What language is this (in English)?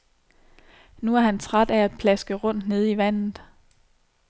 Danish